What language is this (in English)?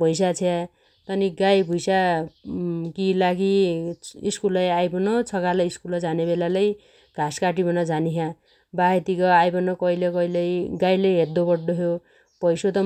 Dotyali